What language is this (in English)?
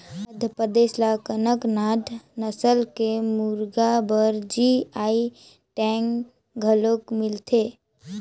Chhattisgarhi